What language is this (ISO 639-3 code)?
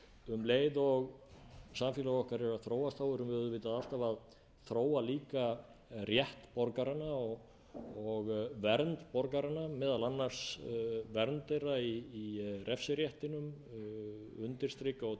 isl